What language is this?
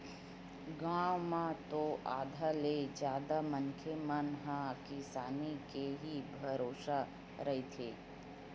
Chhattisgarhi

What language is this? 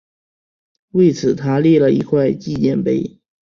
Chinese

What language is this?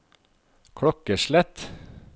Norwegian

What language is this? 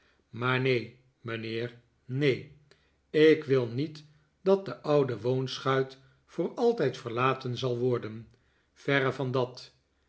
Dutch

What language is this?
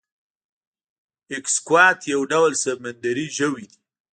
Pashto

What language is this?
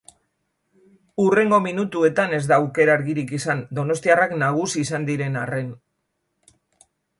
Basque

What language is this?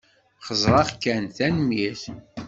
Kabyle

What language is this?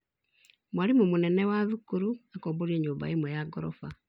Kikuyu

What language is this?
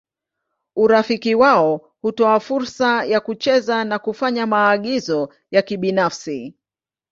Swahili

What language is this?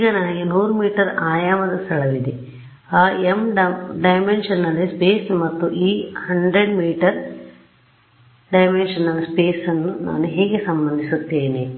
Kannada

